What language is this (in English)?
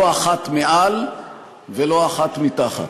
Hebrew